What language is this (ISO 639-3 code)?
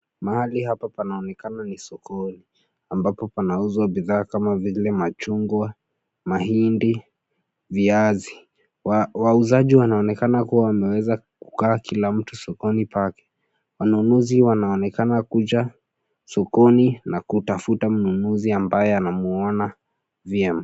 swa